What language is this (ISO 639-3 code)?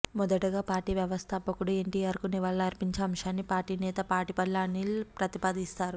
tel